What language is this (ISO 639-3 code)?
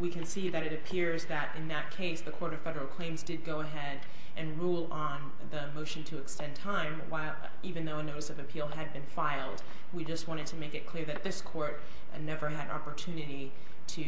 eng